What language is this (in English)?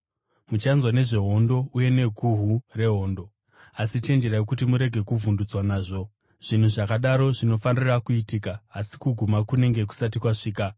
Shona